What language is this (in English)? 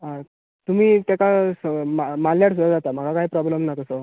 Konkani